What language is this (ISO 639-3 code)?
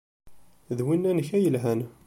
kab